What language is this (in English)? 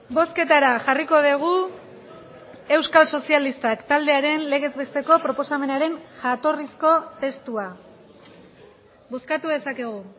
Basque